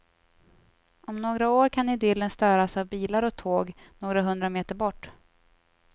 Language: Swedish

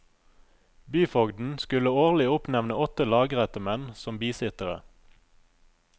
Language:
Norwegian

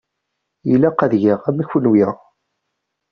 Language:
Kabyle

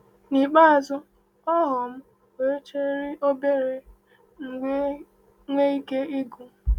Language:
Igbo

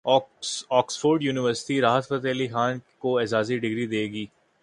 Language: Urdu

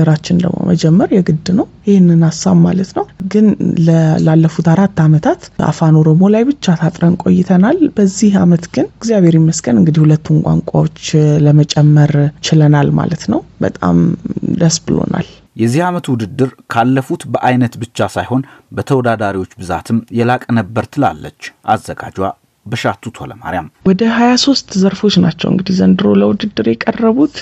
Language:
Amharic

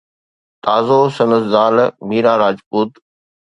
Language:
Sindhi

